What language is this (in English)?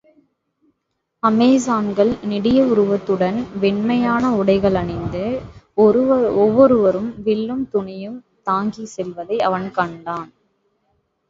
Tamil